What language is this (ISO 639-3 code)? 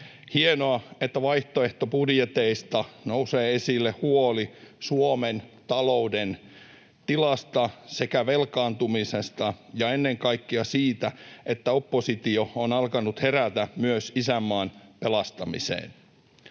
fin